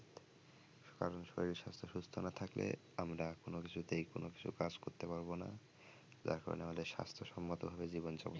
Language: Bangla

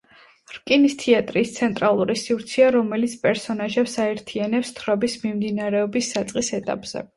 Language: Georgian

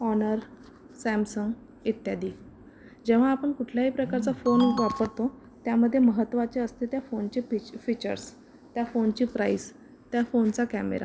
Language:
Marathi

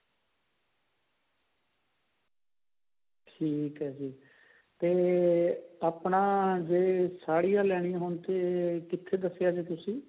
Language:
Punjabi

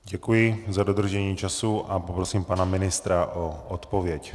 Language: Czech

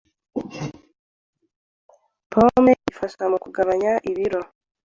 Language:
Kinyarwanda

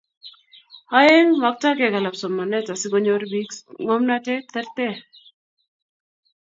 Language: Kalenjin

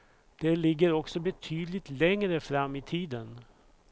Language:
Swedish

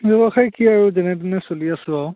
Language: Assamese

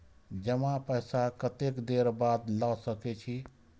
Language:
Maithili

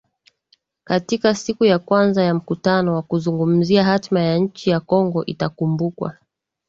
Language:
Swahili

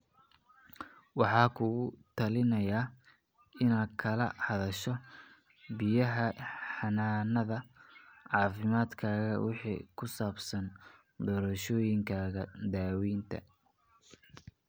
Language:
Somali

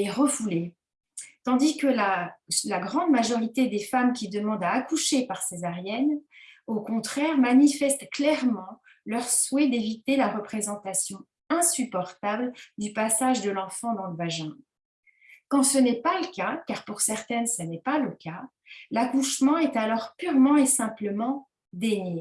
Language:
French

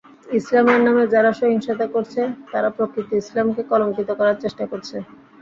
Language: Bangla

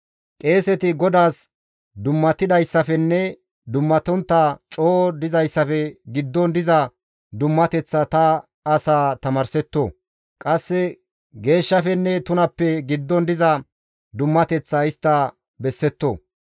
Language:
Gamo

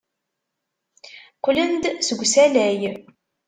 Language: Kabyle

